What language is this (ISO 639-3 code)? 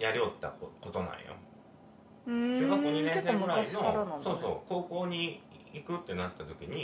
jpn